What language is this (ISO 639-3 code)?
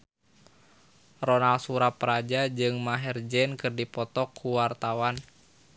sun